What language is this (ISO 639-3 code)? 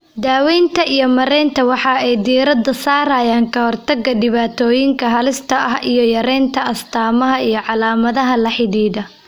som